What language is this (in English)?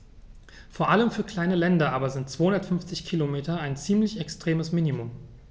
German